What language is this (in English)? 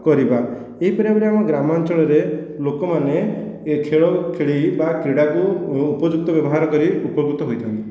Odia